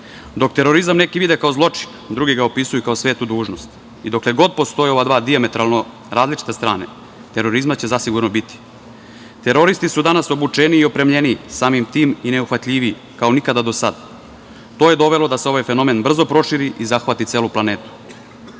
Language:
Serbian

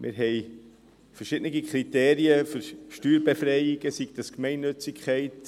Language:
Swiss German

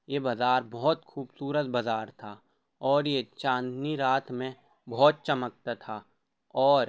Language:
Urdu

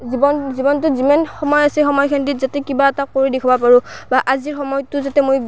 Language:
Assamese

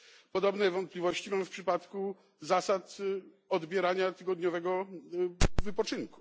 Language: Polish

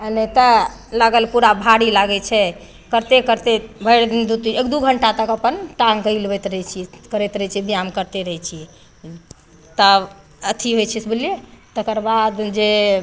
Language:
Maithili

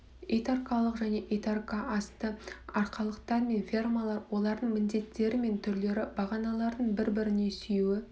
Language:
Kazakh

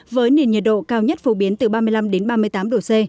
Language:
Vietnamese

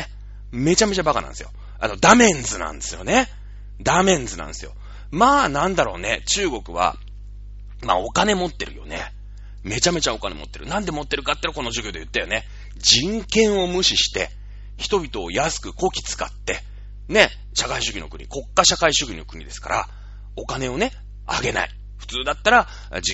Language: Japanese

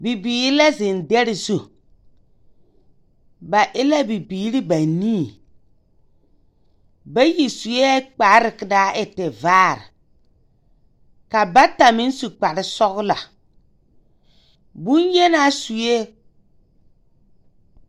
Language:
Southern Dagaare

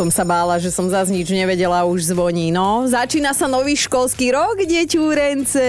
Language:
Slovak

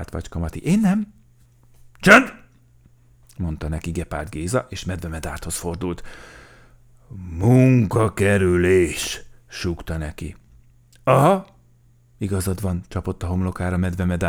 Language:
Hungarian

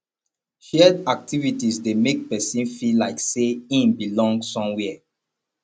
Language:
Nigerian Pidgin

